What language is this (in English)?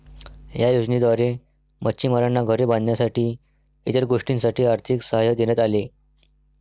Marathi